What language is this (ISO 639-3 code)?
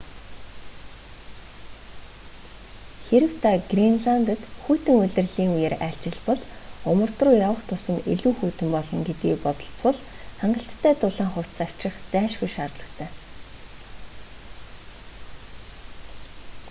mon